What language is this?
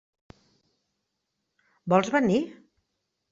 Catalan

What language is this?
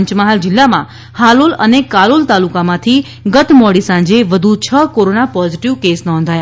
Gujarati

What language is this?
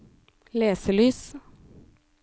Norwegian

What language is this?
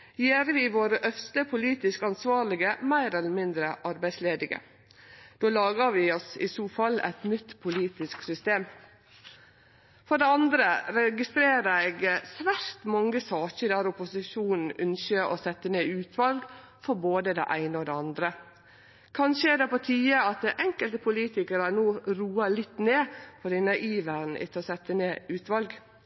Norwegian Nynorsk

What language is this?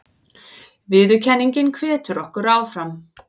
Icelandic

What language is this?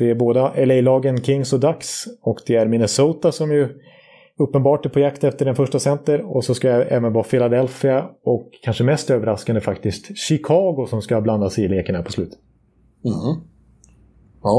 Swedish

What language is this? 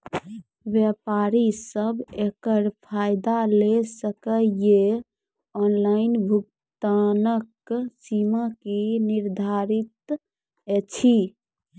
Maithili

